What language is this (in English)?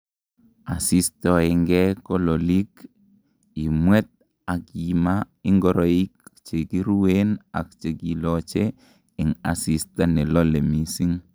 Kalenjin